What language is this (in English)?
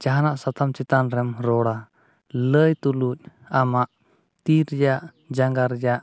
Santali